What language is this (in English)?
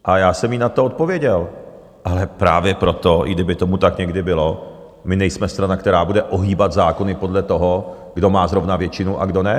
Czech